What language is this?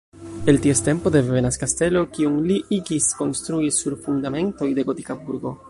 Esperanto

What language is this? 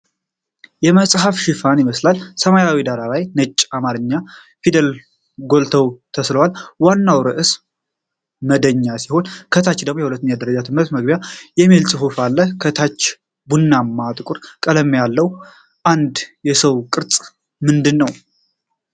Amharic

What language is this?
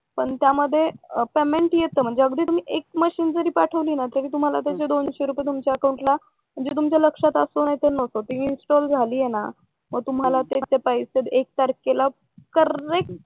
Marathi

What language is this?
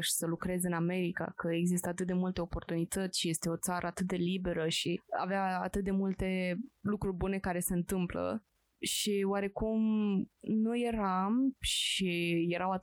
Romanian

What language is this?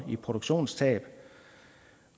Danish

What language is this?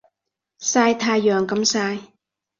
Cantonese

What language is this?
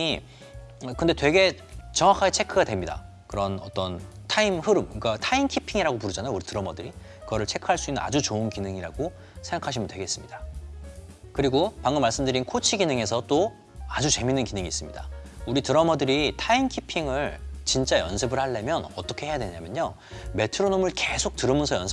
Korean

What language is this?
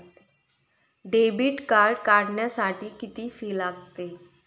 Marathi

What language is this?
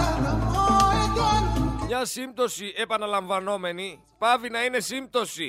Greek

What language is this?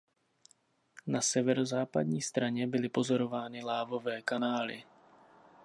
Czech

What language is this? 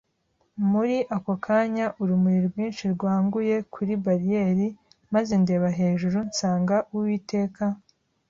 Kinyarwanda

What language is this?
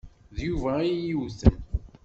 Kabyle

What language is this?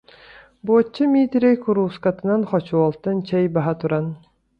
Yakut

